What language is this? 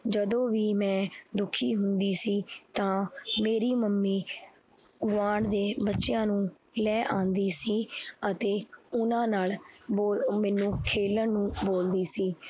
Punjabi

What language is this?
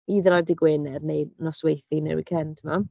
Welsh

